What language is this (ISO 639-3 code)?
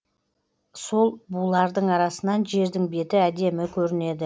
kaz